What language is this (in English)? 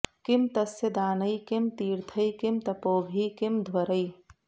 Sanskrit